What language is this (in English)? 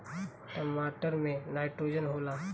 Bhojpuri